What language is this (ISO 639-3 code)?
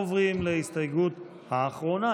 heb